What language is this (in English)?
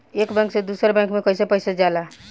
Bhojpuri